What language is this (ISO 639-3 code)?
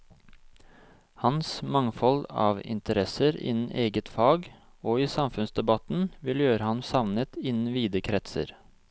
nor